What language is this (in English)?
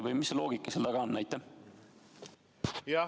Estonian